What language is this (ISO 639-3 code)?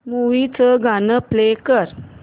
mar